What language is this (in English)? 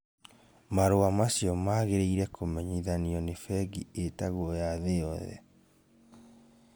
Kikuyu